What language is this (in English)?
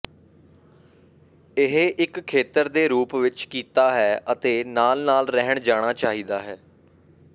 Punjabi